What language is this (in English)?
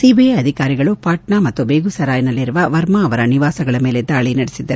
Kannada